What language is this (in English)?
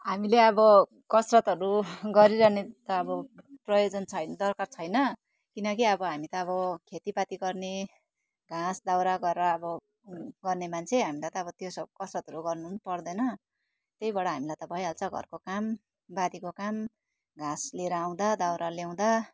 Nepali